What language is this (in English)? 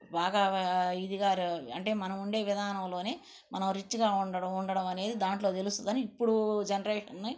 Telugu